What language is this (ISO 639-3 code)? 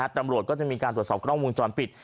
tha